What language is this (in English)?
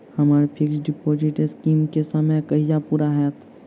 Maithili